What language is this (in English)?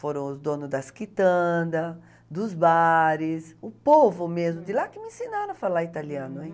Portuguese